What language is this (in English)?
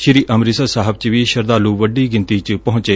Punjabi